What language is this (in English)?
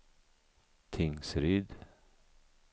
Swedish